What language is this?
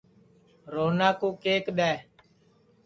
Sansi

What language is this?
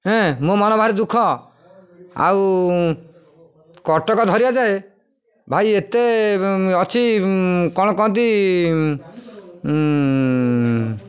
Odia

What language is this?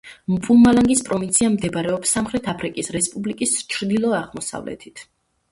Georgian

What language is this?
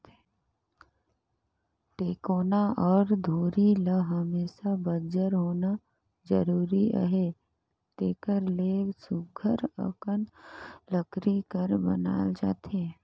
Chhattisgarhi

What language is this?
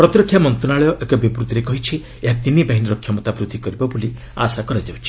Odia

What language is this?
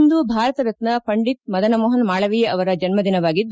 Kannada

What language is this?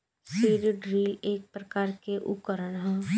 Bhojpuri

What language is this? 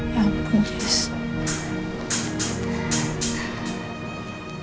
Indonesian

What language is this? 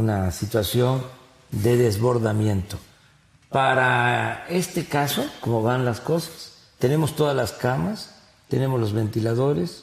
Spanish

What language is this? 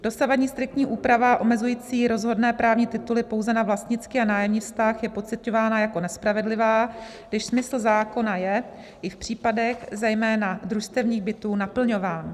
Czech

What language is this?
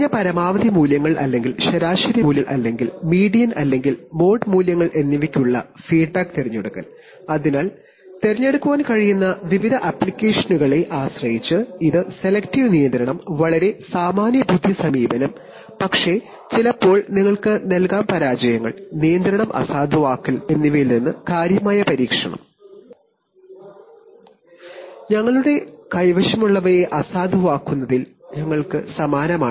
Malayalam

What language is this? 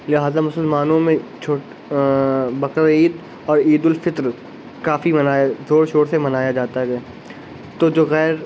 Urdu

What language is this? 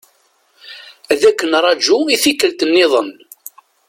Kabyle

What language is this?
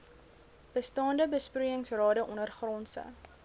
Afrikaans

